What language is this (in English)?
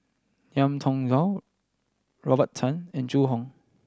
English